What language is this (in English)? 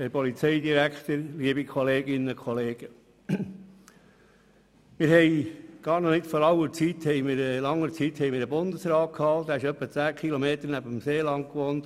Swiss German